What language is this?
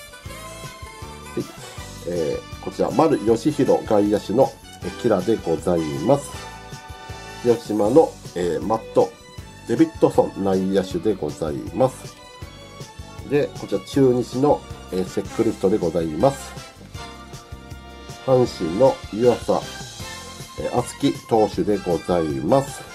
Japanese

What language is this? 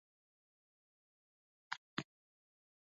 Swahili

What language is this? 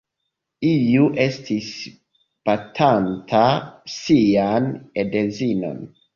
Esperanto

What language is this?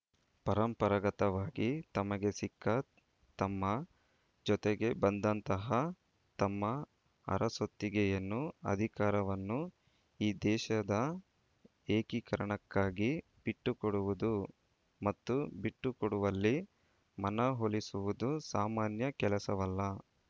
Kannada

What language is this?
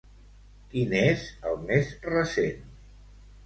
Catalan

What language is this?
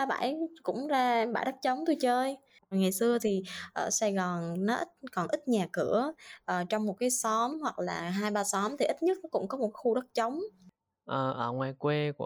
Vietnamese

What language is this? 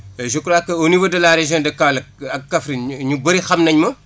Wolof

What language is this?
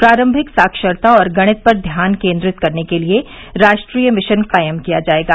Hindi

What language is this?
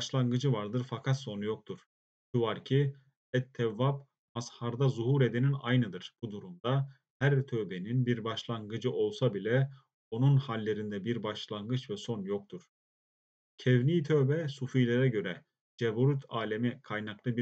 Turkish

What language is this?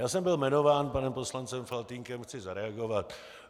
Czech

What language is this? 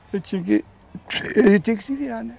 Portuguese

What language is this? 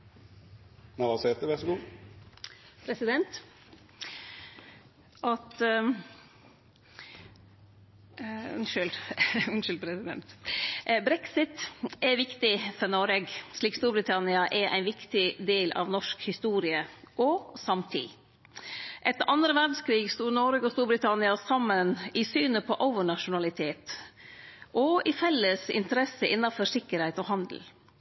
Norwegian Nynorsk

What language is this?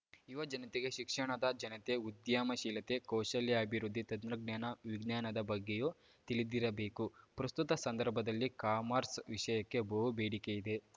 Kannada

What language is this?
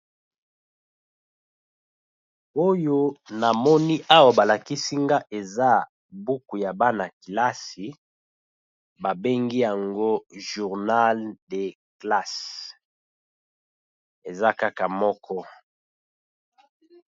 Lingala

